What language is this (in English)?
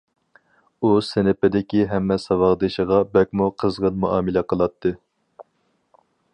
Uyghur